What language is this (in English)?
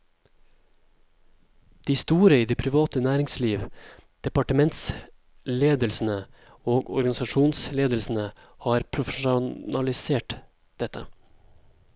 Norwegian